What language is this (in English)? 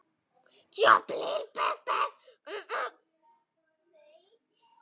Icelandic